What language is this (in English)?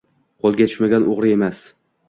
Uzbek